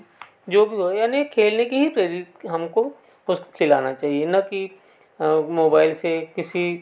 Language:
Hindi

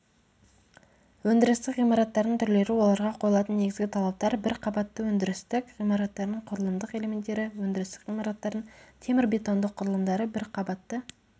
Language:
Kazakh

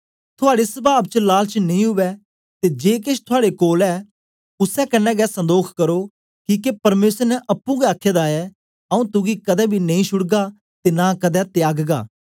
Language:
Dogri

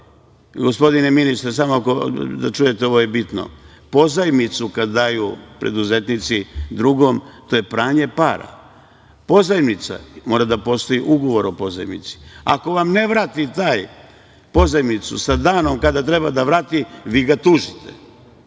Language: Serbian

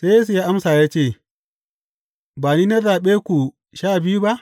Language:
Hausa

